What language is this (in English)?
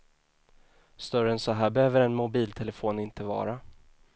Swedish